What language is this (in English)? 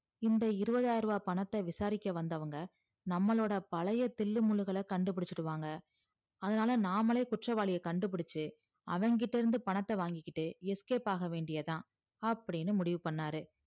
Tamil